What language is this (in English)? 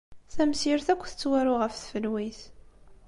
Kabyle